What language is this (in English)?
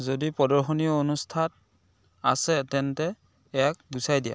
Assamese